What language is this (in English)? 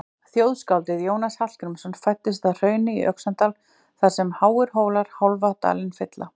Icelandic